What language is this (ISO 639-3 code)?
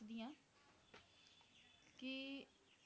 pan